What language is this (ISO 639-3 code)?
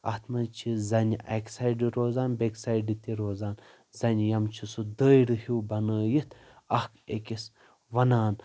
kas